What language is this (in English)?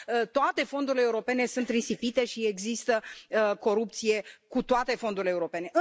Romanian